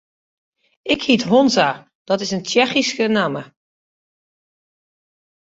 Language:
Western Frisian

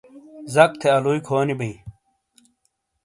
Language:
Shina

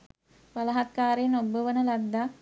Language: Sinhala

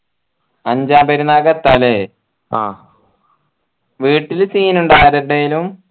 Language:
Malayalam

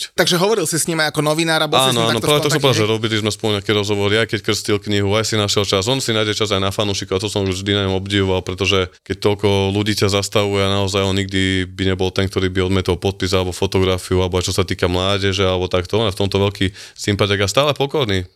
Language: Slovak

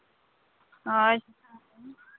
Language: Santali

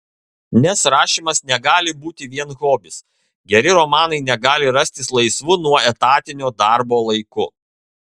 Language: Lithuanian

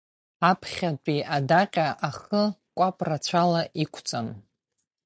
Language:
Abkhazian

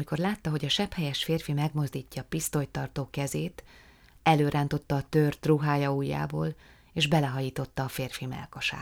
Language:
Hungarian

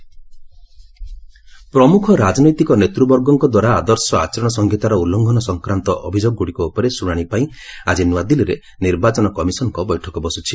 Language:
Odia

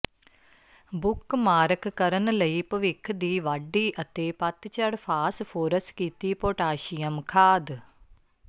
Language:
Punjabi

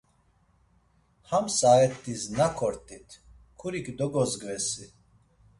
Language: Laz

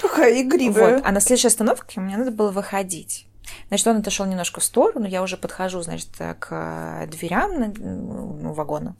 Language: Russian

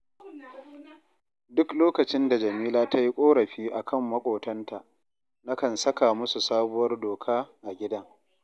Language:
Hausa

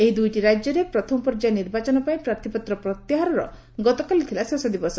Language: Odia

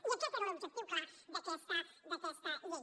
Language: Catalan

